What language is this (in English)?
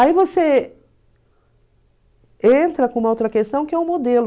Portuguese